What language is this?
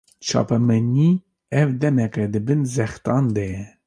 Kurdish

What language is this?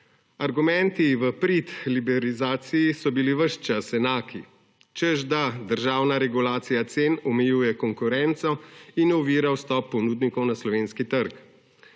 Slovenian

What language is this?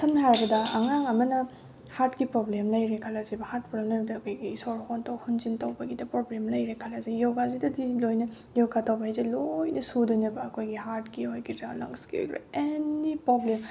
Manipuri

